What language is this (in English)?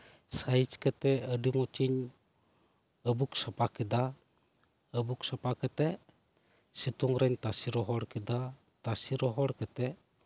Santali